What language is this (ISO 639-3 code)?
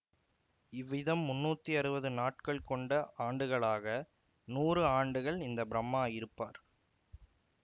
tam